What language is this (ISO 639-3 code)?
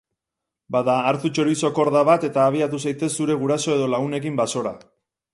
eus